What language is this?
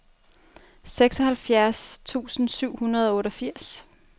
Danish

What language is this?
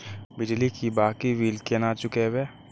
Maithili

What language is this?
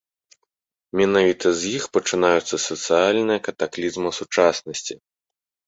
Belarusian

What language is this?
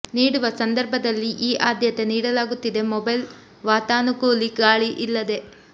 Kannada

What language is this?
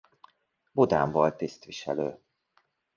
Hungarian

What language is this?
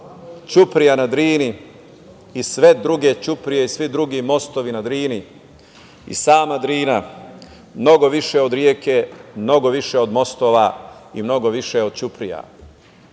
Serbian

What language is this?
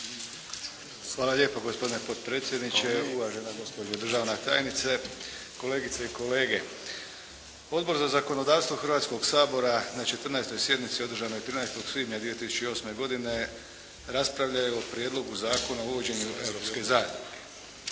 Croatian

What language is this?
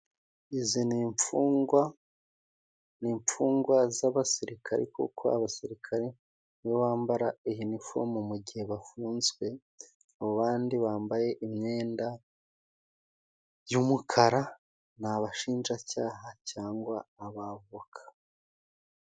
Kinyarwanda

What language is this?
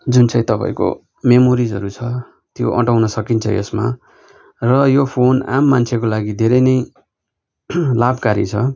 Nepali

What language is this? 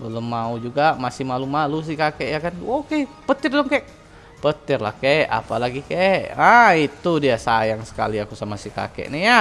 Indonesian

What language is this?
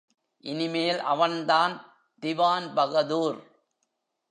Tamil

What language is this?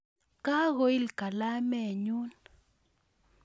Kalenjin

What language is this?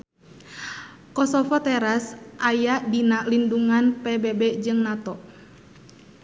Sundanese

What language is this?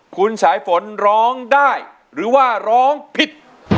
Thai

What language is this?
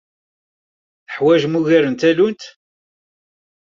Kabyle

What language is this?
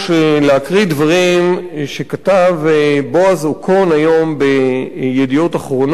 Hebrew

